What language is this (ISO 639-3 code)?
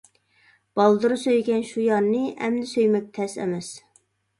uig